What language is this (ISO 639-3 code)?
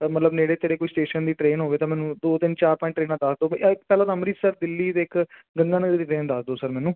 pan